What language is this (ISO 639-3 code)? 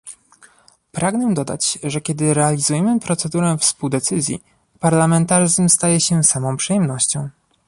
pol